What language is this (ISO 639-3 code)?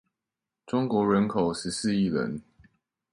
zho